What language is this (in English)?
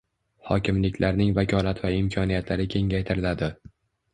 Uzbek